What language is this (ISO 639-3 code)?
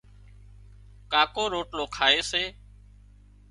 kxp